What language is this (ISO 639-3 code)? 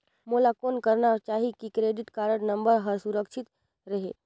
hne